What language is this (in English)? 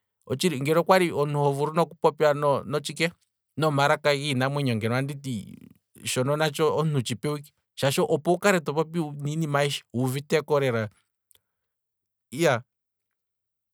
Kwambi